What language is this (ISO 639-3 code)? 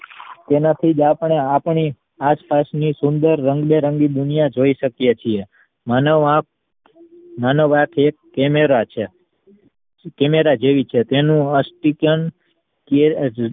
guj